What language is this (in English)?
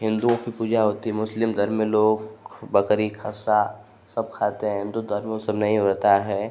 Hindi